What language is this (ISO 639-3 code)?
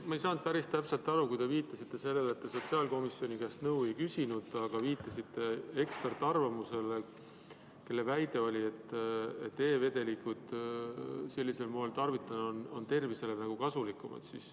est